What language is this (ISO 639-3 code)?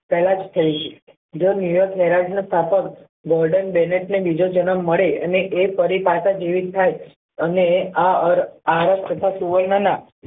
guj